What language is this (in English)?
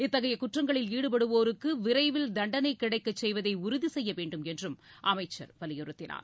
Tamil